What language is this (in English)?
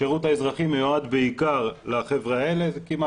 Hebrew